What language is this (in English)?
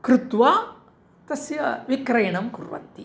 Sanskrit